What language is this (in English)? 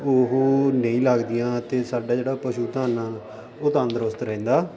Punjabi